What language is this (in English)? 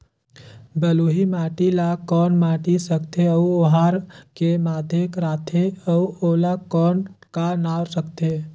Chhattisgarhi